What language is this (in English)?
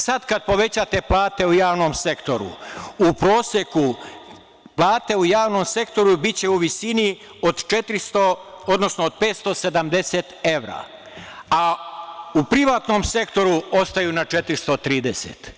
Serbian